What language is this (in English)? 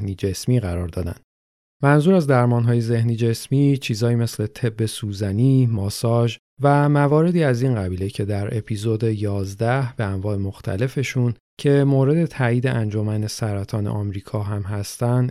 Persian